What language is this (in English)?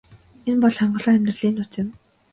Mongolian